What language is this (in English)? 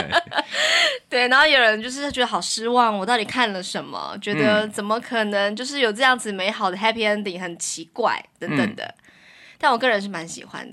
Chinese